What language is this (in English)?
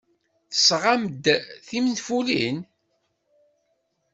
Kabyle